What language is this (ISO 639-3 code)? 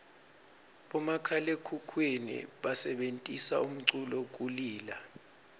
ssw